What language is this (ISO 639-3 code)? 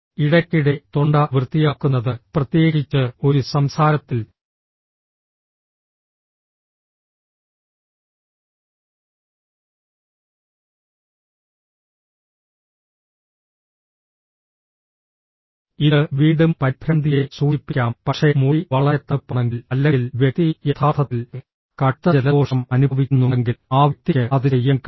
mal